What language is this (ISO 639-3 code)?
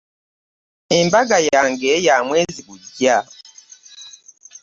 lug